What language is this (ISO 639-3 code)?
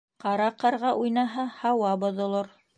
bak